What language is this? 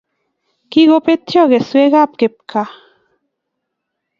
Kalenjin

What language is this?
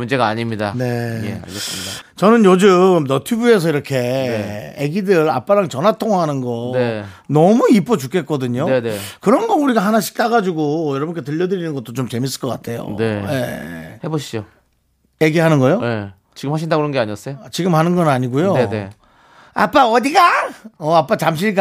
Korean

